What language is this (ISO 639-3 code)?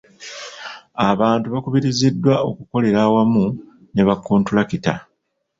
lug